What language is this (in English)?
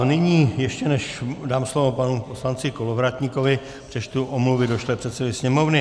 Czech